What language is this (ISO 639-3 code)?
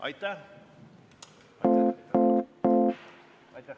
est